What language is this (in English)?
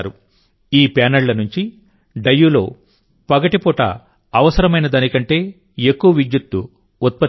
Telugu